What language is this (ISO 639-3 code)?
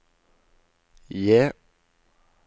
nor